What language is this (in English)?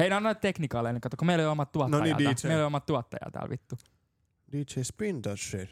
Finnish